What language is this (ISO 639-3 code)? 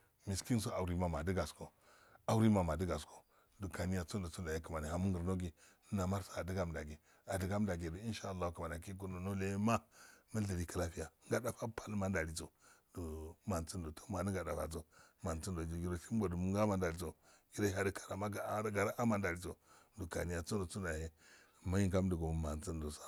aal